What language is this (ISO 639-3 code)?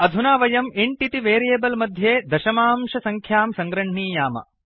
san